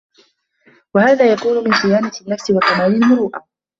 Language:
Arabic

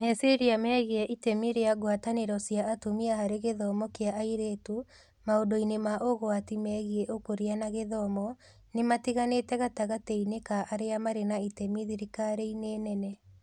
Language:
Kikuyu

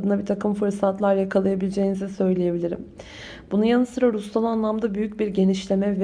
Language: Turkish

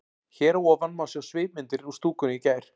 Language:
Icelandic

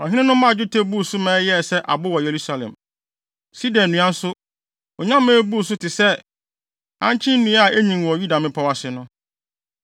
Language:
Akan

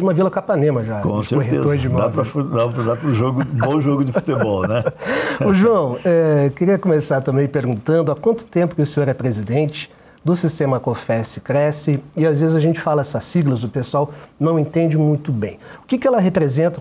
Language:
Portuguese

